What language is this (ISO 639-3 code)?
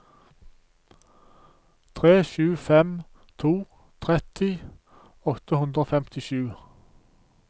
nor